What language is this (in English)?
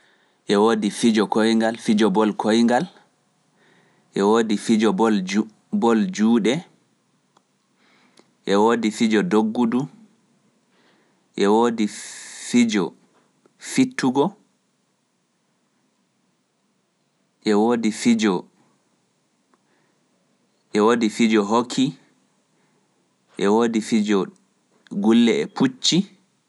Pular